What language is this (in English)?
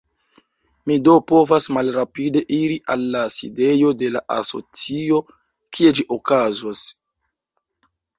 Esperanto